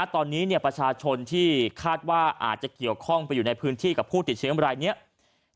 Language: Thai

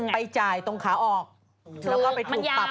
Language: Thai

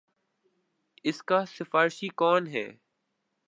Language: Urdu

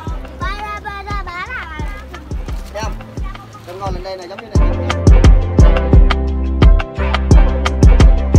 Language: Vietnamese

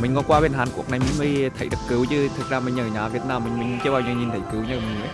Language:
Vietnamese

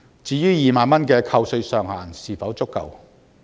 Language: Cantonese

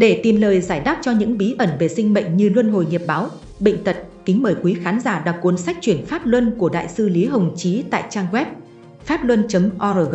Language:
Vietnamese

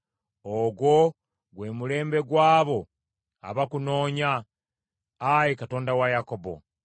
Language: Ganda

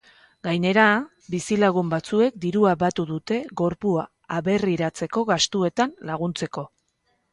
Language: Basque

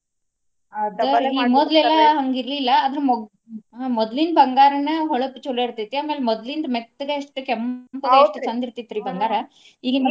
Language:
Kannada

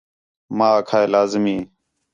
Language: Khetrani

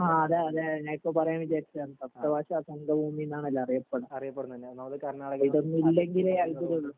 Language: Malayalam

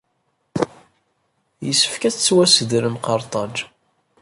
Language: Kabyle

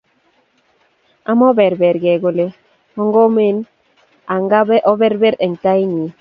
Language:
Kalenjin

